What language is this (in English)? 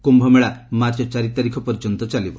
Odia